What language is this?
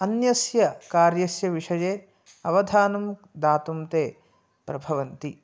Sanskrit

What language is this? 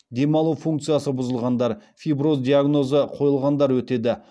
Kazakh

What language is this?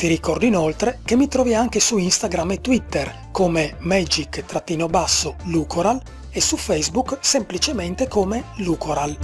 Italian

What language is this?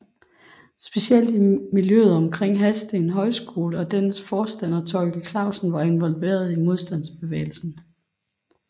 Danish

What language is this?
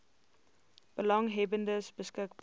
Afrikaans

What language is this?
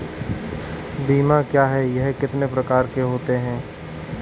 Hindi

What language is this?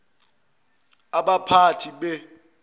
Zulu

